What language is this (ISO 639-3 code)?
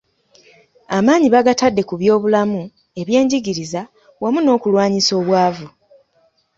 lug